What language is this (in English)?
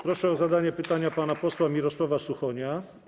Polish